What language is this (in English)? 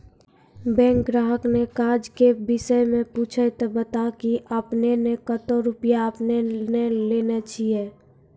Maithili